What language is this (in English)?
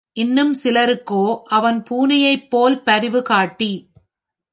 Tamil